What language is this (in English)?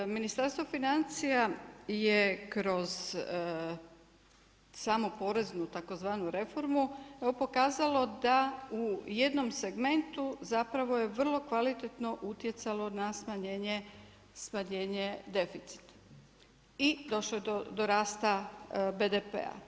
Croatian